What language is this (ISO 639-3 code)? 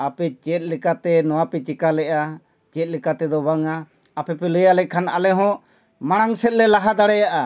sat